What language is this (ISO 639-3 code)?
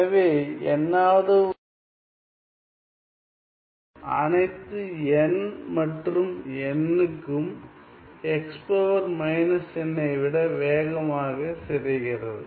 tam